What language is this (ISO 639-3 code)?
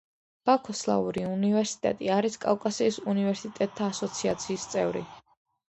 kat